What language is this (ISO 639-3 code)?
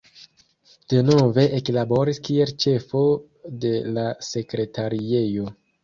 epo